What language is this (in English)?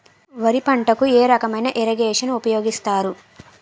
Telugu